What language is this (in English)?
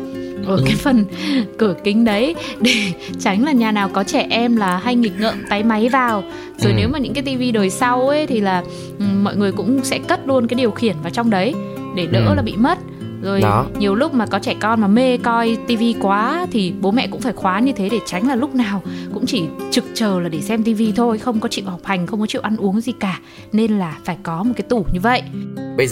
Vietnamese